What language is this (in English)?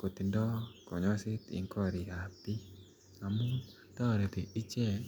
Kalenjin